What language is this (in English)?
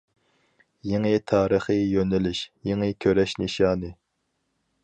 Uyghur